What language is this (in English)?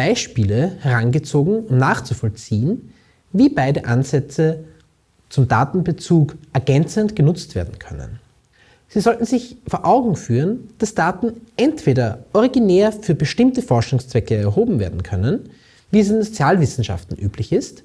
German